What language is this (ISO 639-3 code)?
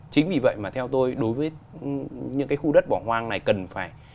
vie